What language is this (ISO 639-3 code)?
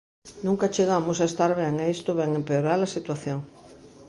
glg